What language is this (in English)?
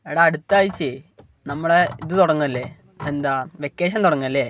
Malayalam